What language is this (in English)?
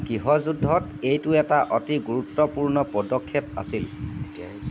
Assamese